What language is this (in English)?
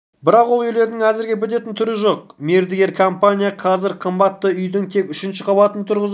Kazakh